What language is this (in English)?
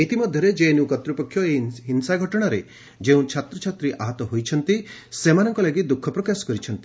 Odia